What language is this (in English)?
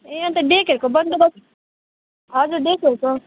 Nepali